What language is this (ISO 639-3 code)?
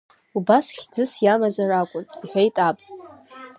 abk